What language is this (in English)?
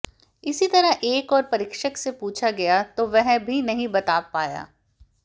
Hindi